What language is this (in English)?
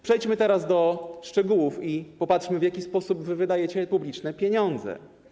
Polish